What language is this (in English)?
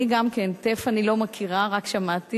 Hebrew